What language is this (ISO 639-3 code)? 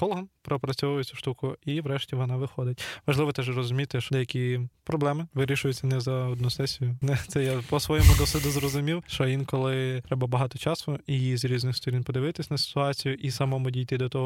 ukr